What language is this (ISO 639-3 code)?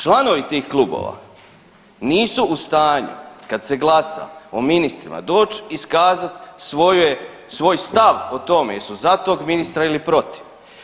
hrv